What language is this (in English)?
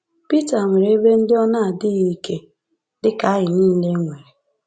Igbo